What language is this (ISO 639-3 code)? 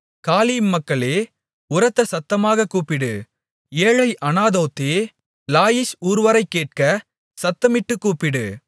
tam